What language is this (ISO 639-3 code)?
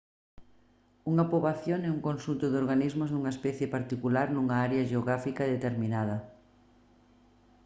glg